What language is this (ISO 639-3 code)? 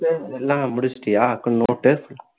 tam